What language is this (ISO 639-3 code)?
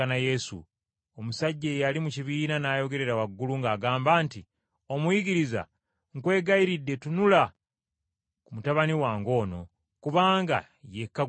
lug